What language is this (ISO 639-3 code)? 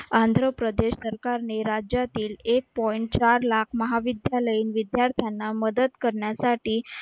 mar